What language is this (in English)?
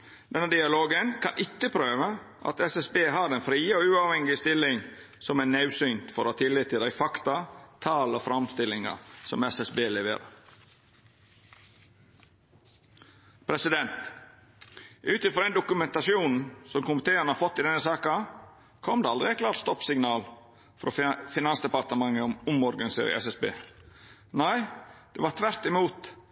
Norwegian Nynorsk